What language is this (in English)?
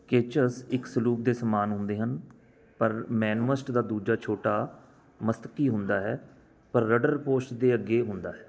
Punjabi